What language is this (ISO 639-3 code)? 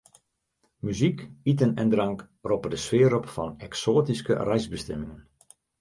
fry